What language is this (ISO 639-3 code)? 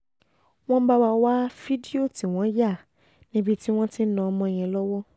yor